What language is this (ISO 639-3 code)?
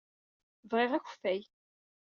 kab